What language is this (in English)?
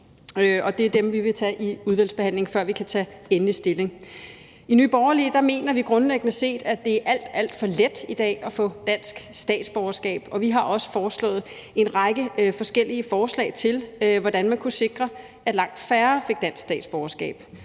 Danish